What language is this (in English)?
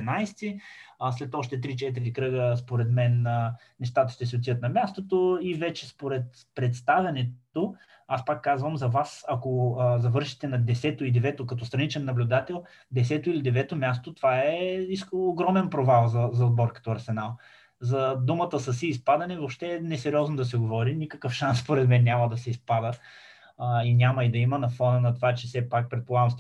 Bulgarian